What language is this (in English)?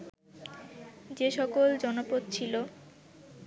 Bangla